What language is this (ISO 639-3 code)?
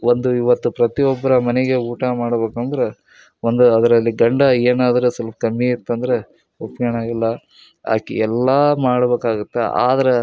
kan